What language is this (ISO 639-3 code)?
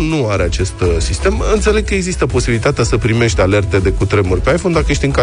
ron